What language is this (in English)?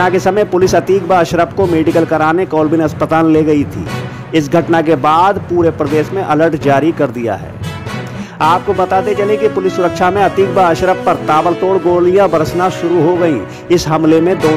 Hindi